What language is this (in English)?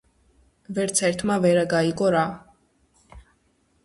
Georgian